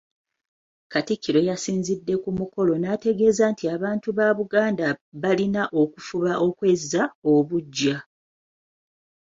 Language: Ganda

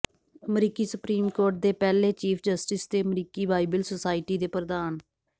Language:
Punjabi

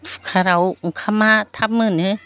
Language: Bodo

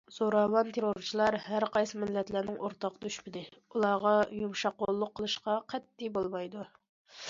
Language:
Uyghur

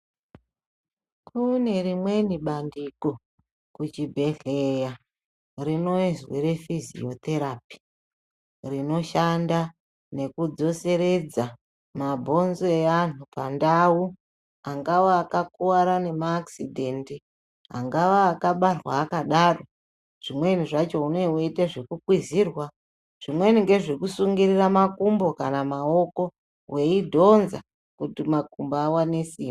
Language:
Ndau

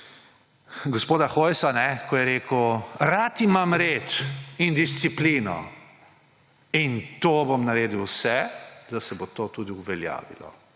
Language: Slovenian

